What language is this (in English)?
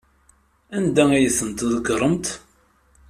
Kabyle